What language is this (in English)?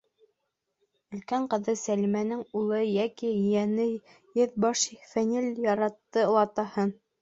Bashkir